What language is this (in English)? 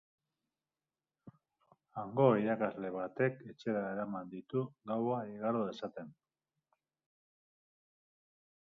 Basque